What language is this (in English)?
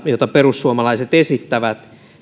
Finnish